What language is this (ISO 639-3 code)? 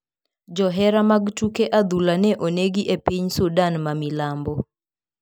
luo